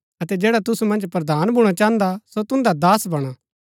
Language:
Gaddi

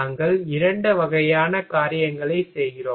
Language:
Tamil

